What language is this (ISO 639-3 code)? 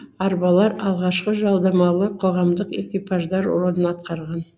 kaz